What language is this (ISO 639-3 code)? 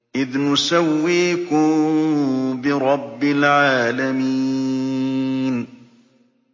ara